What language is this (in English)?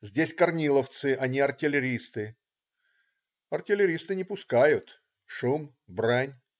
Russian